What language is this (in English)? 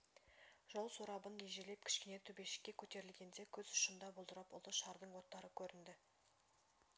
Kazakh